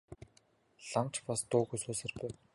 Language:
Mongolian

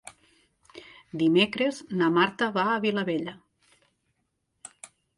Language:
Catalan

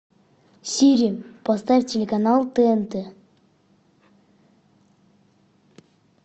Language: Russian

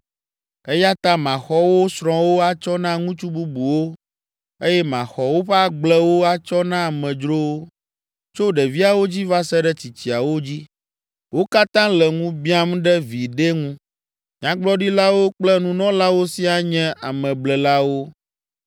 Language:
Ewe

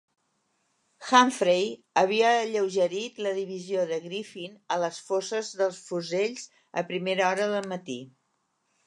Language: Catalan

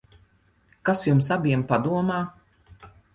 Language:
Latvian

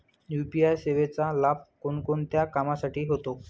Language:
Marathi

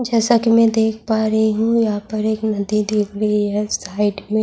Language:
Urdu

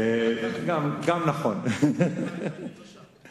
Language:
Hebrew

